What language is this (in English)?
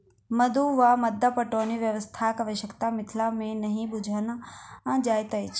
Maithili